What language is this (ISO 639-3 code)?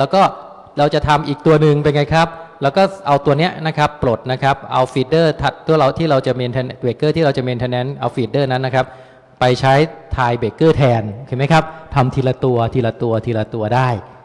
tha